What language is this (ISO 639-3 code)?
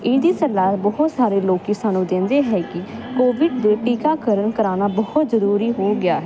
pan